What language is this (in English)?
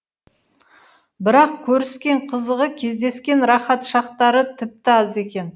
Kazakh